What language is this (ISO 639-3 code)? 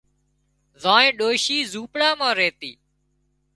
kxp